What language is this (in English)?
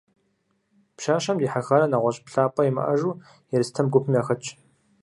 Kabardian